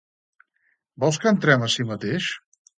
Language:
Catalan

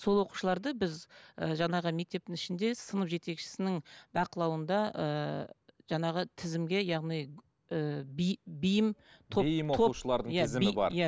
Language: Kazakh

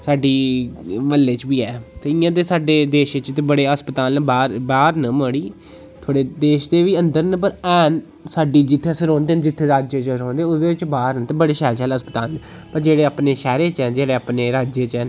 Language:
Dogri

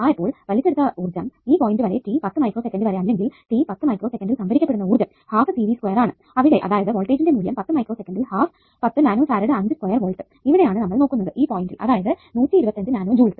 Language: Malayalam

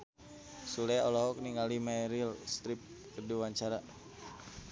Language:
Sundanese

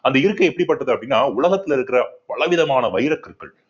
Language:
Tamil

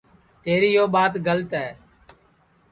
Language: Sansi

